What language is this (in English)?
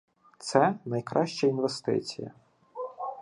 Ukrainian